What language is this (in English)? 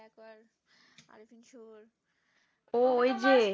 Bangla